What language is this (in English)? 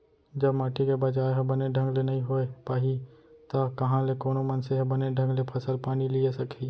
Chhattisgarhi